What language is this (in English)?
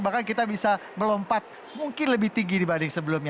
Indonesian